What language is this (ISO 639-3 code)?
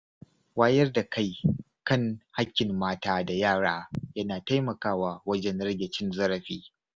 hau